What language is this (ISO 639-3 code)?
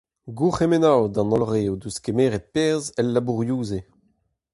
bre